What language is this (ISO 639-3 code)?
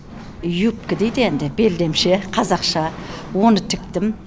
kaz